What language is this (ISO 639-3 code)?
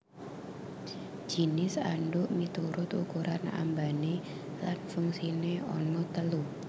jav